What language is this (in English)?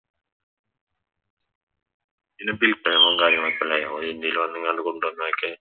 Malayalam